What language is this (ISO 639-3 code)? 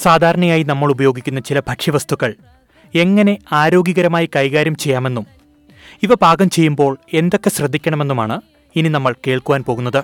mal